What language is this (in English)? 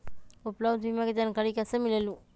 Magahi